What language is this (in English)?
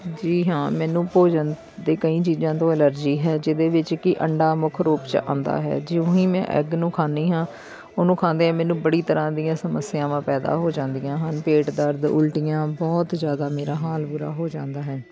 Punjabi